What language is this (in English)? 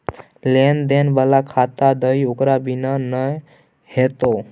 Maithili